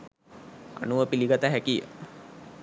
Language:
Sinhala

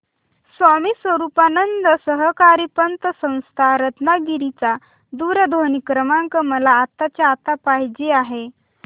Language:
Marathi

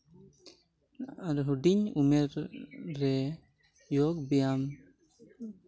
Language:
Santali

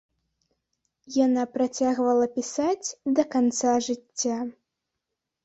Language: Belarusian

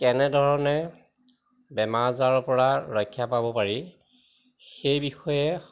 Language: Assamese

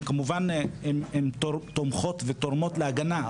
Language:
Hebrew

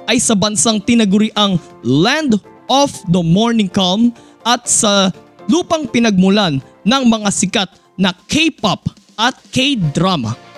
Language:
Filipino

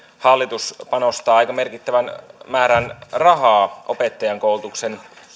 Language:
Finnish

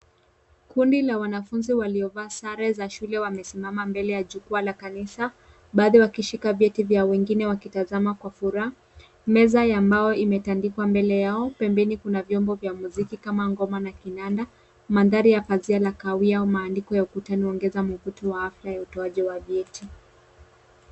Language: Swahili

